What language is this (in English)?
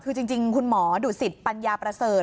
Thai